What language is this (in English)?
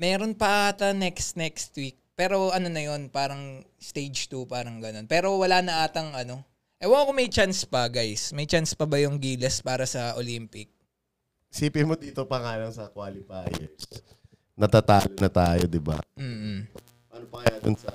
Filipino